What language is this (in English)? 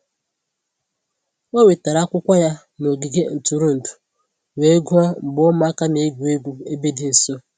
Igbo